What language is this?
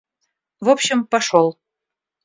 Russian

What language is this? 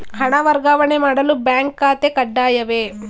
Kannada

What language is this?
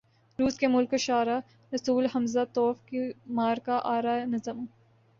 Urdu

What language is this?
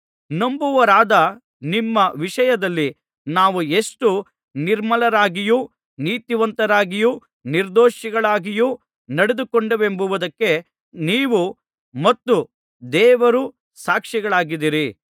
Kannada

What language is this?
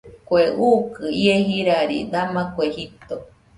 Nüpode Huitoto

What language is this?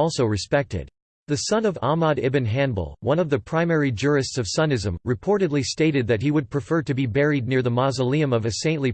English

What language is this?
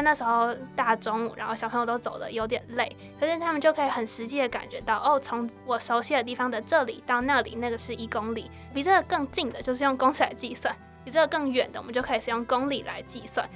Chinese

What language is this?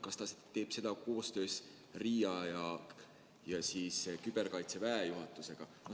Estonian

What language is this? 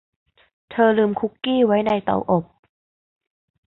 Thai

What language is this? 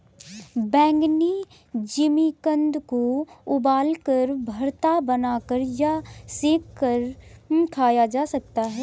Hindi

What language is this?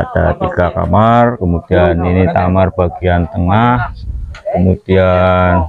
Indonesian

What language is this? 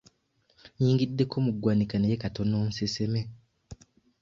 Ganda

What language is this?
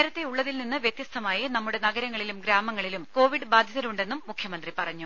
Malayalam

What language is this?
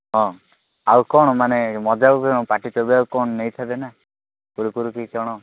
Odia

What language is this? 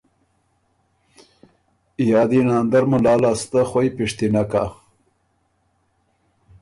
Ormuri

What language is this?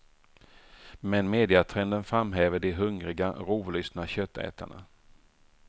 Swedish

